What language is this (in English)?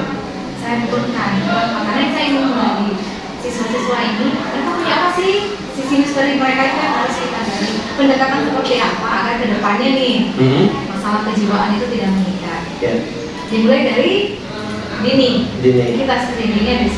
Indonesian